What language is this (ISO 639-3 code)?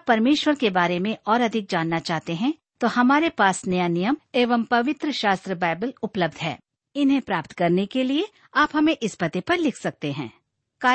hin